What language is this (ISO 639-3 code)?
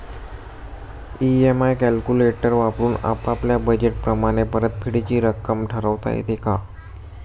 mar